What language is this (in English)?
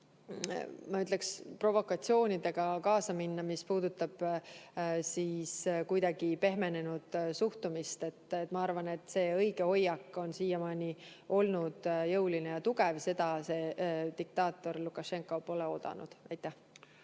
Estonian